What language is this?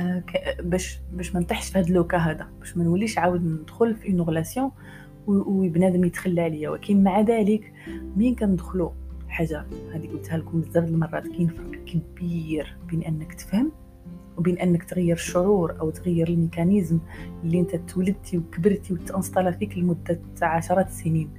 Arabic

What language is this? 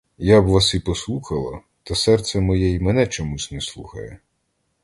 Ukrainian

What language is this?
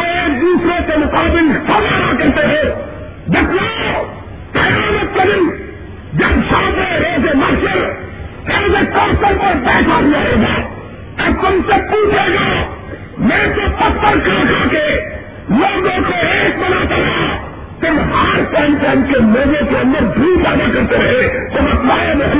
Urdu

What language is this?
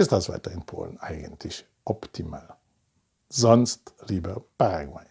German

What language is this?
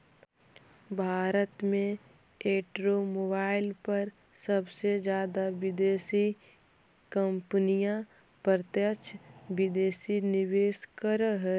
Magahi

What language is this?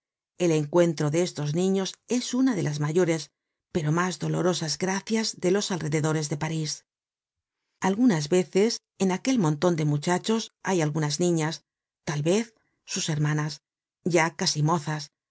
Spanish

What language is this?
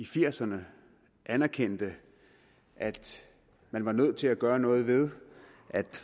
Danish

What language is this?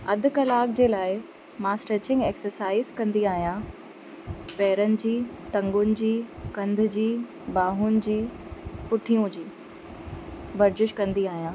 Sindhi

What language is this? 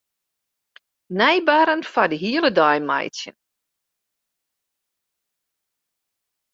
Western Frisian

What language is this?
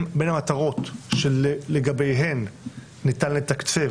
Hebrew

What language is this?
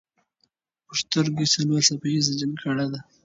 Pashto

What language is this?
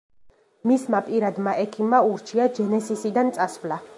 Georgian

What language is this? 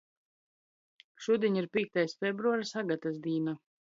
Latgalian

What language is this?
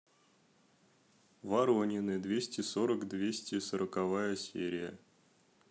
Russian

